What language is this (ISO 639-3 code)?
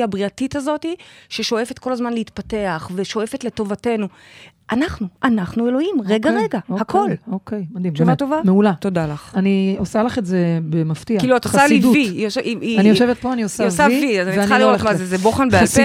heb